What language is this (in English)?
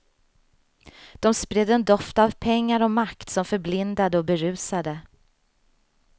Swedish